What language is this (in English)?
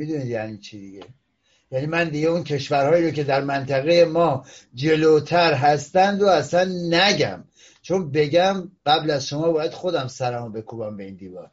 Persian